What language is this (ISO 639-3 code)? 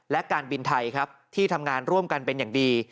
tha